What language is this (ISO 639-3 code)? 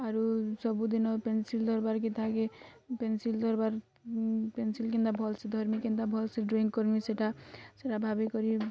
ori